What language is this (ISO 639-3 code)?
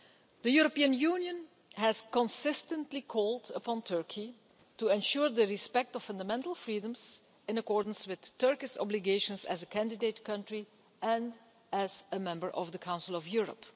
eng